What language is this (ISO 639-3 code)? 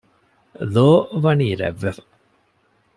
div